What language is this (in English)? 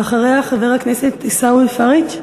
Hebrew